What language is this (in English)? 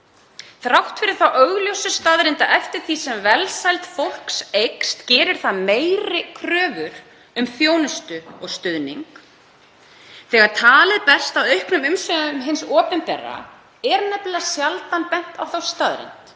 Icelandic